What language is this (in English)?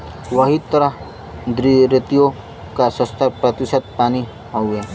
Bhojpuri